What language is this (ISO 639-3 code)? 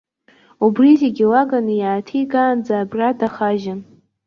abk